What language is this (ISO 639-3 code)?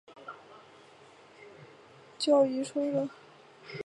zho